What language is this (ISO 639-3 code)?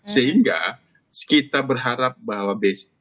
ind